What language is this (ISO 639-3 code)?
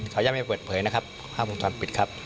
tha